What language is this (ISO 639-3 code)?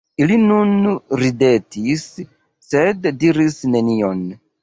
epo